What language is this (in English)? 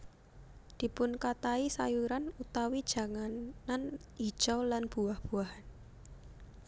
Javanese